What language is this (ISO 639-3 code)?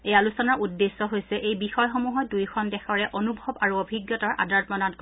asm